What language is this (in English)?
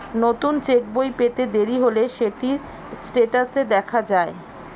Bangla